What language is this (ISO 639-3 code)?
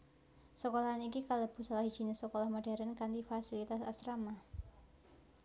jav